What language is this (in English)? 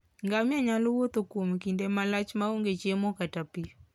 Luo (Kenya and Tanzania)